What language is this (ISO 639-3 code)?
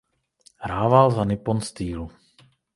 ces